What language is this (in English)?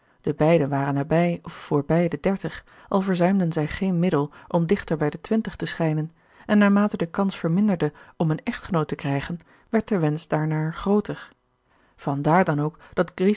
Dutch